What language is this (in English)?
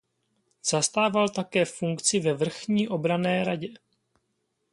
Czech